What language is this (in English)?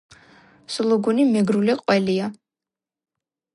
Georgian